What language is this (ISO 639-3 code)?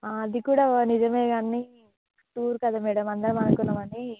tel